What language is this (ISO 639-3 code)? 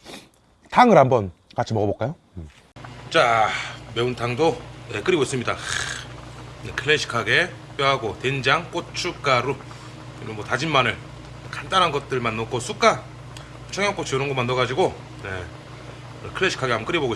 kor